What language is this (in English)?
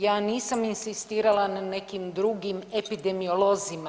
Croatian